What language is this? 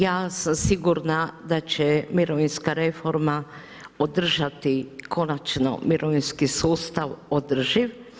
Croatian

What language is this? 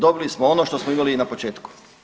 Croatian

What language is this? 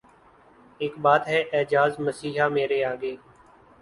Urdu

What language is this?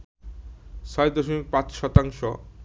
Bangla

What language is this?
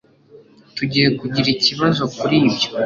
Kinyarwanda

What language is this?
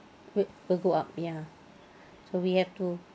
English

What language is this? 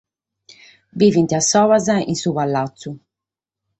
Sardinian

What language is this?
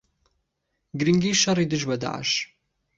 Central Kurdish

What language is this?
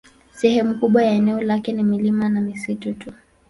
Swahili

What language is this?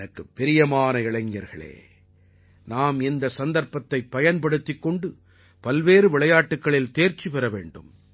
Tamil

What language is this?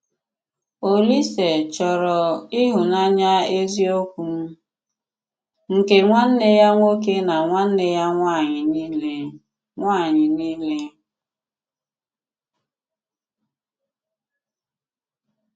Igbo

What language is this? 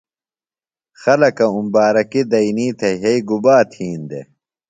Phalura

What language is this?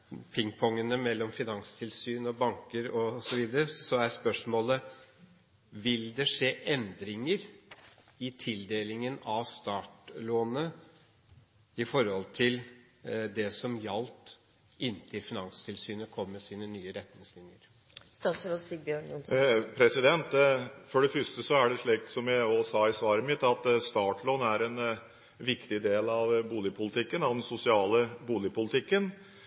Norwegian Bokmål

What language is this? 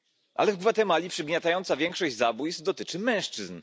Polish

